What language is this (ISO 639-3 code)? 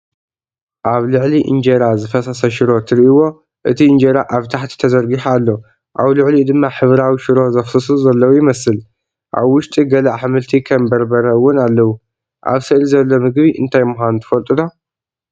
tir